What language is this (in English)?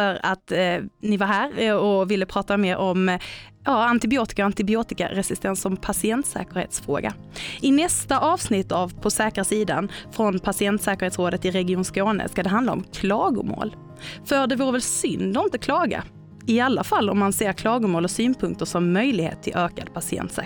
Swedish